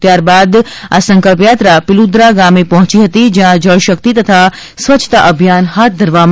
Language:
Gujarati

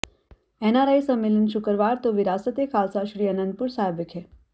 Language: Punjabi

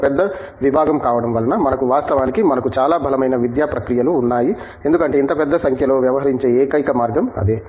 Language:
Telugu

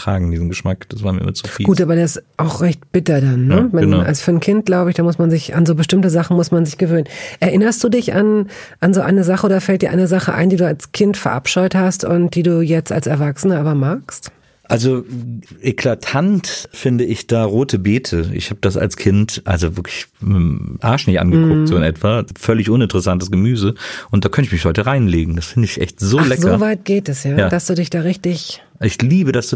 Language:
German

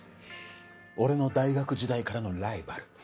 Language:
Japanese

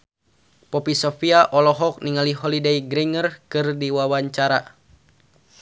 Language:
Sundanese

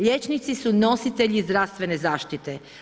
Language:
Croatian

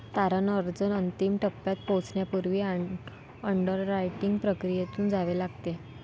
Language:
Marathi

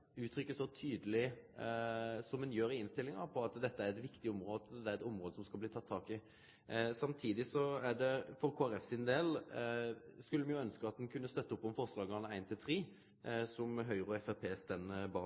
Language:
Norwegian Nynorsk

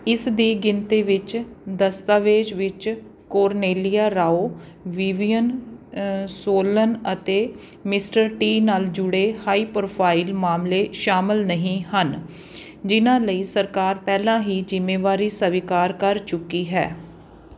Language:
Punjabi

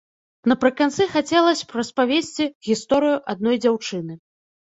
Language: Belarusian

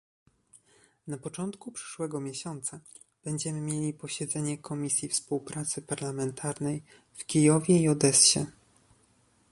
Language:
Polish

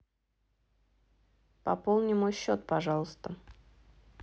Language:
Russian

